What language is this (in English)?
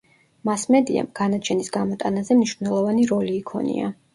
Georgian